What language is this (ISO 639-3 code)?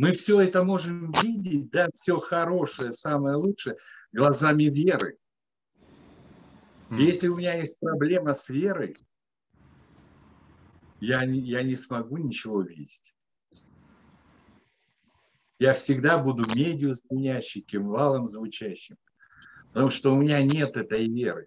rus